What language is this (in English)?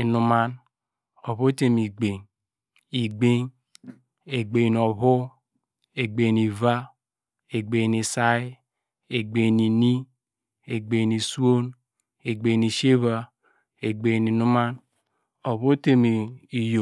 Degema